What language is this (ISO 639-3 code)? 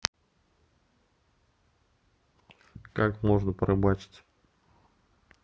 rus